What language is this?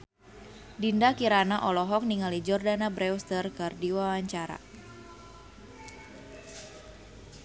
Sundanese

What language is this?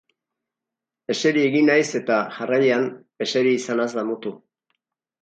Basque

